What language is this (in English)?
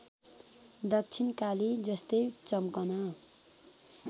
Nepali